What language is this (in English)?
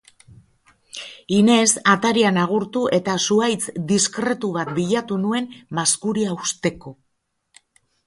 Basque